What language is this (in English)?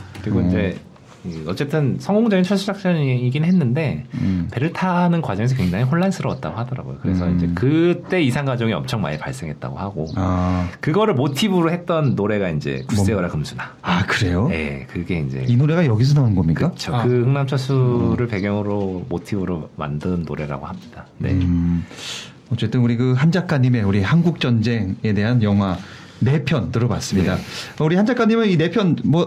Korean